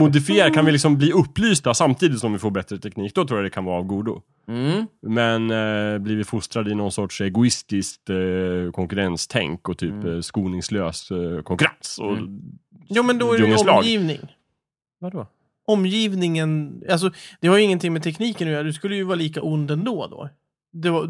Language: Swedish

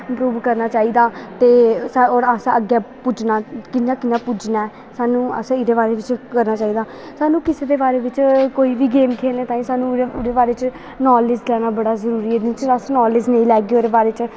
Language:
Dogri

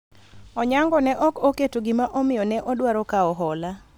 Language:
Luo (Kenya and Tanzania)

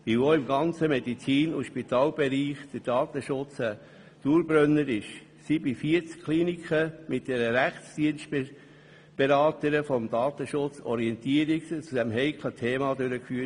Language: Swiss German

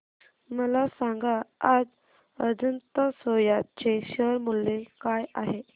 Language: Marathi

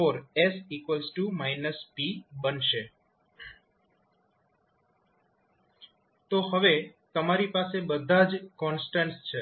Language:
Gujarati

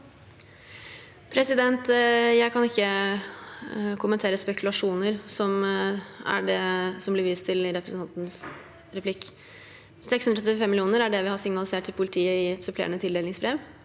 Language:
Norwegian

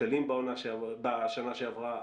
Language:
Hebrew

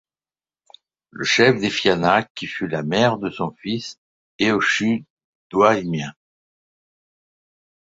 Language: French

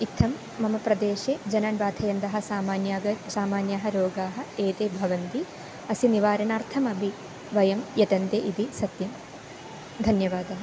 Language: Sanskrit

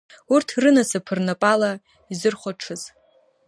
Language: Abkhazian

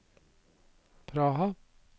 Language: Norwegian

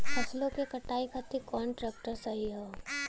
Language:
Bhojpuri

